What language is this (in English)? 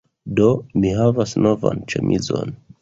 Esperanto